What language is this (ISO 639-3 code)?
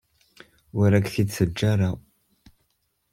kab